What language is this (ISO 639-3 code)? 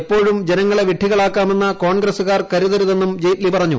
mal